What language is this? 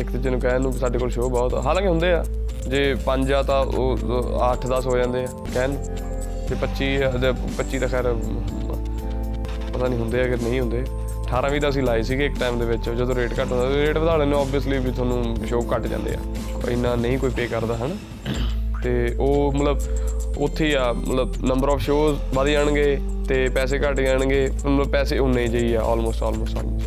Punjabi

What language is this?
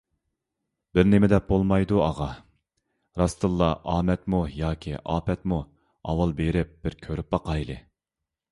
Uyghur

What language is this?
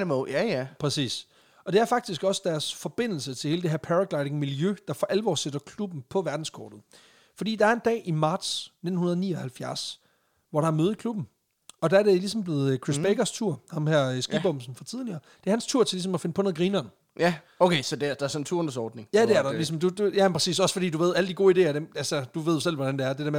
Danish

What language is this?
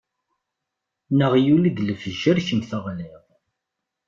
Kabyle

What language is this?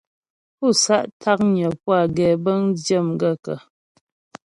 Ghomala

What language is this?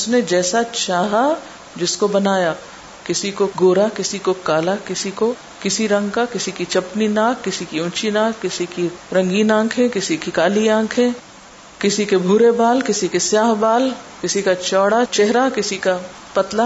Urdu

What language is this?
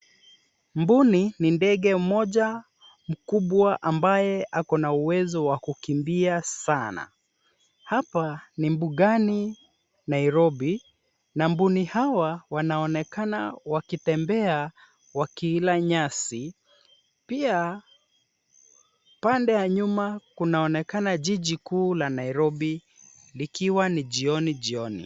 Swahili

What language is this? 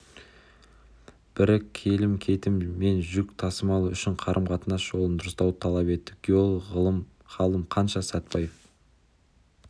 Kazakh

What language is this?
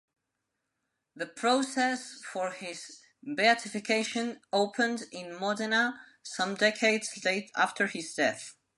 English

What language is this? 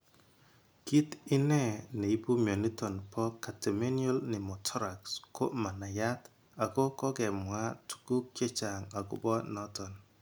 Kalenjin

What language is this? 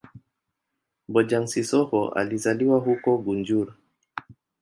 Swahili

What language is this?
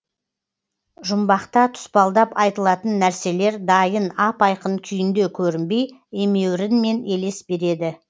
Kazakh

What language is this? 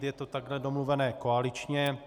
Czech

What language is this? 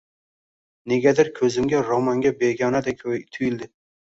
Uzbek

